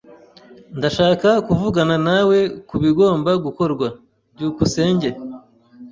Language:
Kinyarwanda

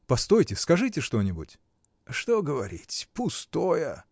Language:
Russian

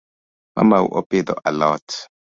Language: Luo (Kenya and Tanzania)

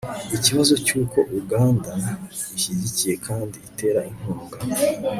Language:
Kinyarwanda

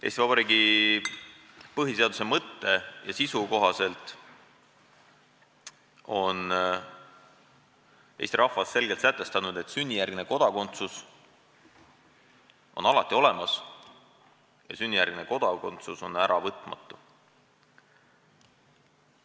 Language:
Estonian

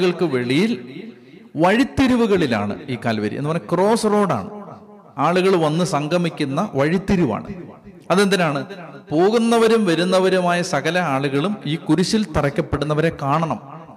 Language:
Malayalam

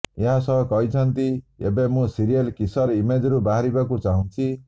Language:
Odia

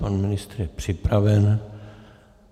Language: Czech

